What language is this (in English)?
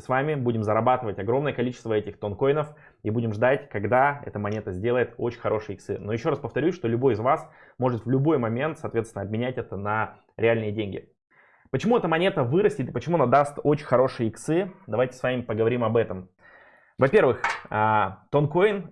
Russian